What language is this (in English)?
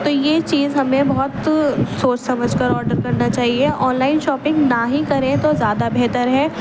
Urdu